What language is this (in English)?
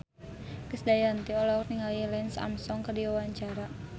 Sundanese